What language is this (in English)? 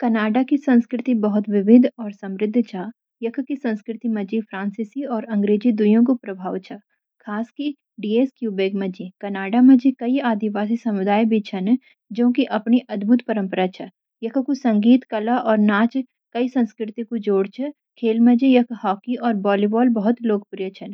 Garhwali